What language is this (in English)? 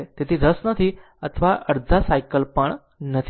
Gujarati